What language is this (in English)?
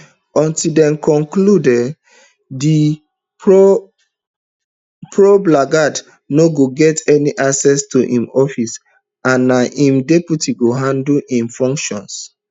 Nigerian Pidgin